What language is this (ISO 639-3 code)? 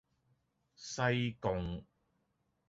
yue